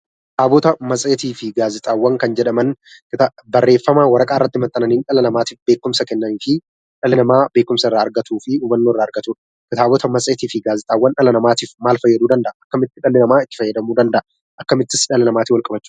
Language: Oromo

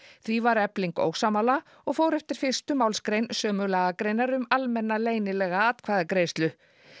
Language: Icelandic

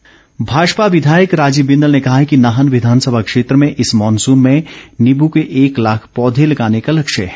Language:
Hindi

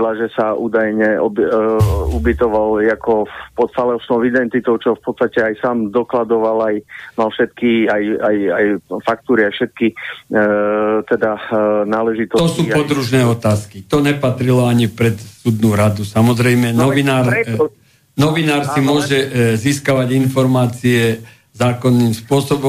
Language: Slovak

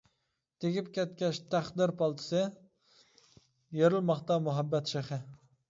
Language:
Uyghur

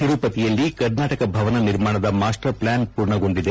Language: Kannada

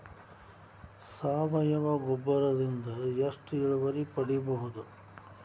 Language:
Kannada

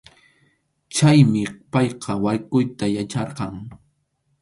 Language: Arequipa-La Unión Quechua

